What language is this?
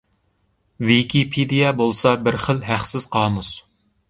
Uyghur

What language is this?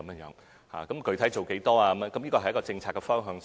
Cantonese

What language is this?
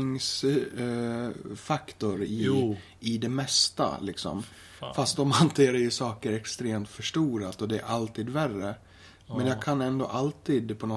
Swedish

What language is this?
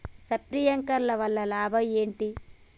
Telugu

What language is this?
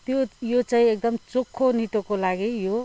Nepali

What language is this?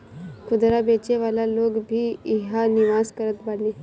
Bhojpuri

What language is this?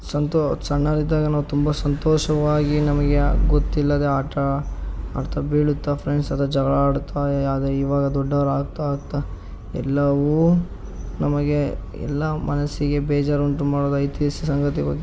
Kannada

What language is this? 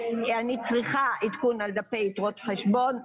Hebrew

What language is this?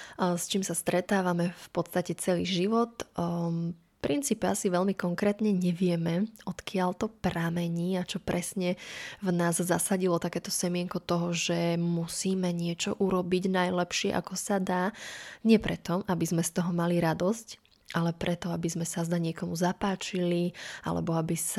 Slovak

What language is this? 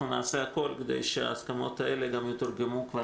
Hebrew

